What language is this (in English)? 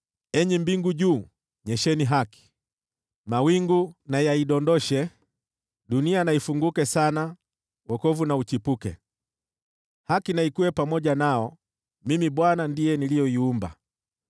Swahili